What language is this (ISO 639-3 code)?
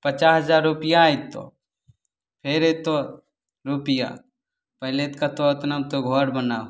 mai